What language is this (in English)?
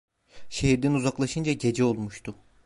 Turkish